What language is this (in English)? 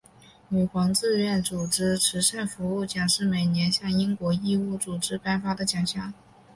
Chinese